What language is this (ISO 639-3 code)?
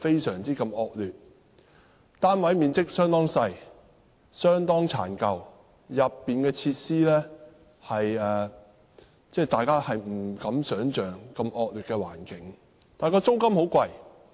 yue